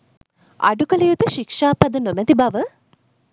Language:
Sinhala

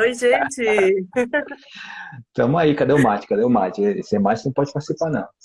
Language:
Portuguese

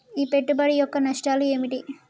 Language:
Telugu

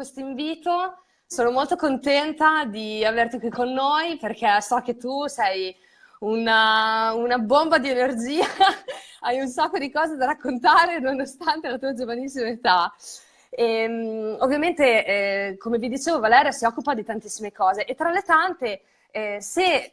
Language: Italian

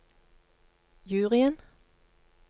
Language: Norwegian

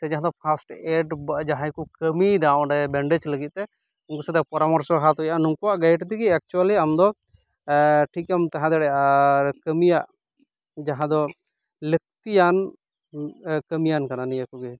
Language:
Santali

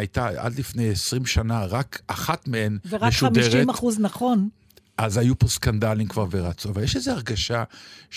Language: Hebrew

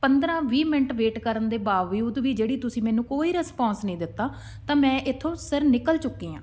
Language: Punjabi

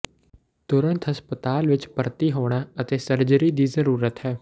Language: Punjabi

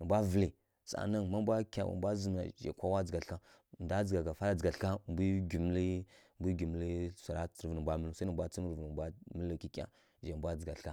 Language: Kirya-Konzəl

